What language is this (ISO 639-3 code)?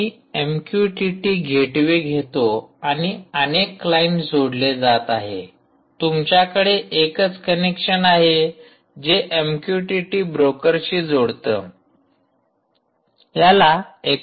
mar